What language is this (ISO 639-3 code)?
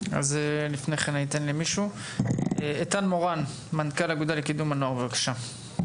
heb